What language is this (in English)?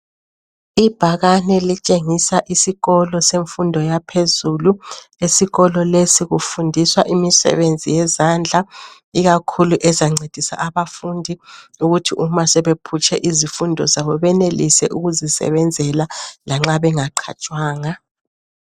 North Ndebele